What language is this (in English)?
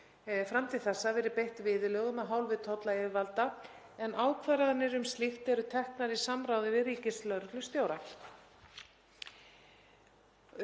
Icelandic